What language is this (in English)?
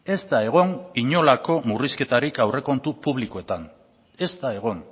Basque